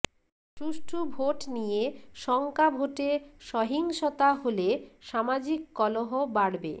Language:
Bangla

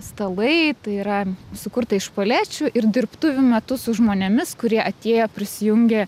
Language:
Lithuanian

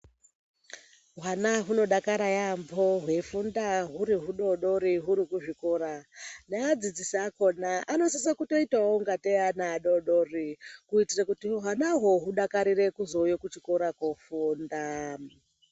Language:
Ndau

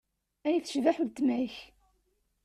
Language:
Kabyle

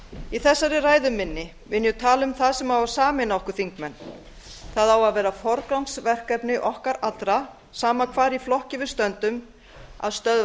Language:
Icelandic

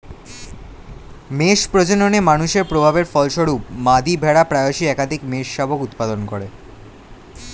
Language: Bangla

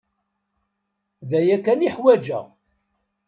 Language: Kabyle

